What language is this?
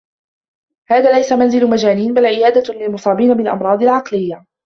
Arabic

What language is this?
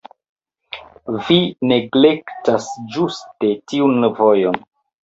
Esperanto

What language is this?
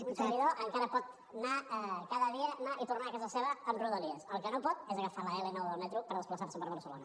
Catalan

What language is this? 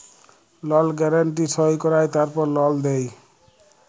Bangla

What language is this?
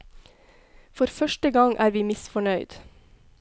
Norwegian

